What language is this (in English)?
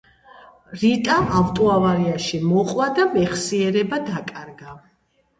Georgian